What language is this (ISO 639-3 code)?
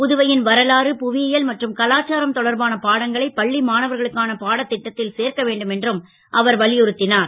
tam